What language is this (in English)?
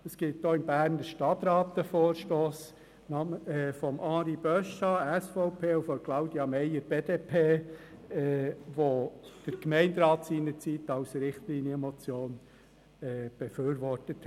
Swiss German